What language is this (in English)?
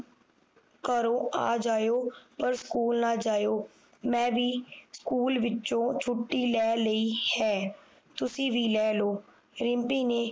Punjabi